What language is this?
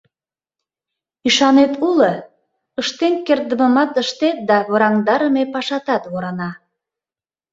Mari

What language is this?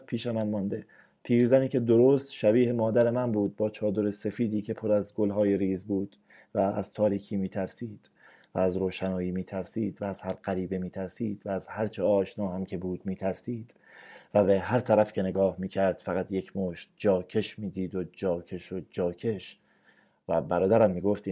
Persian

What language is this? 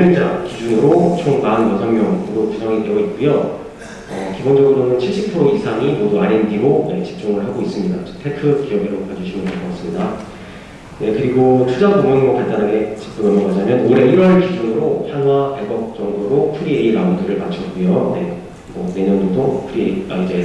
Korean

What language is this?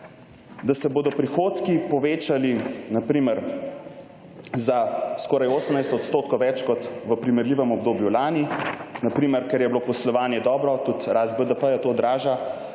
Slovenian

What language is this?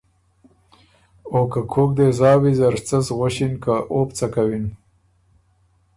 Ormuri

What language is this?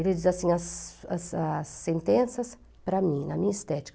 Portuguese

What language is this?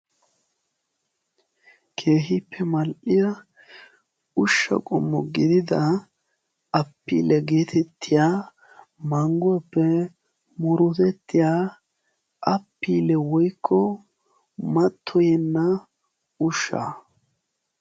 Wolaytta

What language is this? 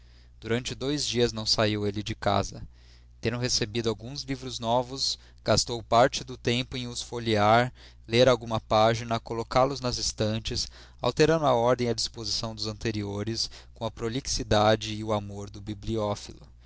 Portuguese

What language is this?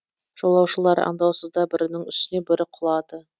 Kazakh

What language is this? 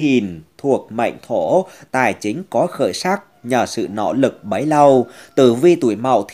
Vietnamese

